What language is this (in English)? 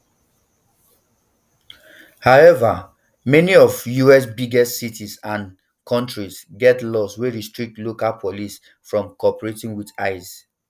Nigerian Pidgin